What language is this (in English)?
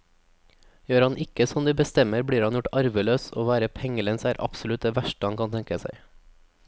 Norwegian